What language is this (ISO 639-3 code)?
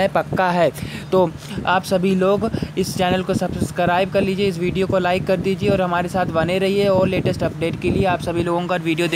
hin